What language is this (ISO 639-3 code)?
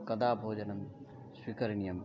san